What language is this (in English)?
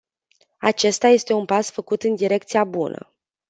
Romanian